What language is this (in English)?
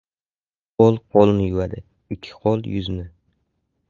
Uzbek